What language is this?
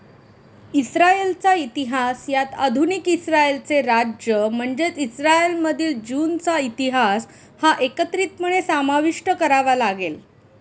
Marathi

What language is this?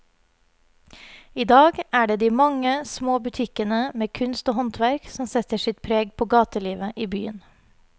Norwegian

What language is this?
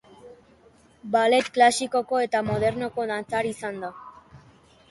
Basque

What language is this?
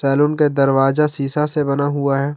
Hindi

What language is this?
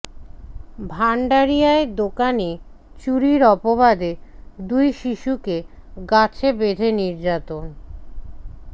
Bangla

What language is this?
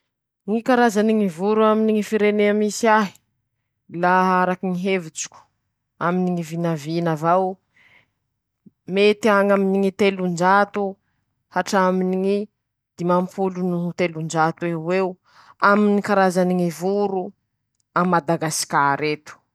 Masikoro Malagasy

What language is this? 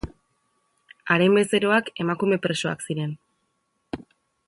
Basque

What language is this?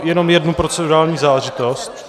Czech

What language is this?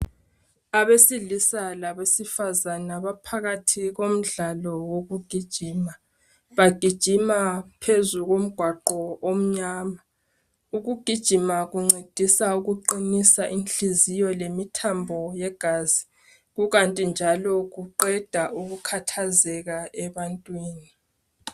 North Ndebele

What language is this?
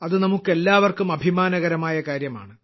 Malayalam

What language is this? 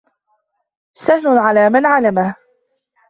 Arabic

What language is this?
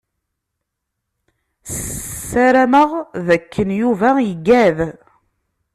Kabyle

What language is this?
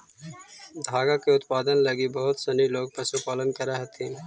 Magahi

